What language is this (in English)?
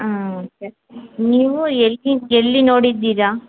Kannada